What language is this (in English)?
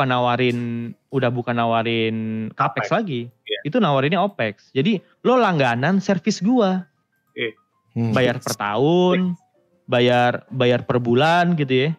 Indonesian